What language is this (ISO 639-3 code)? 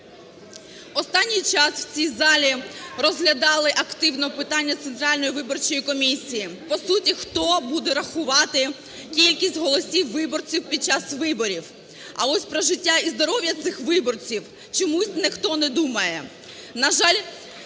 ukr